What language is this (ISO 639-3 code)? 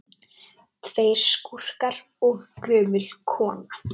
isl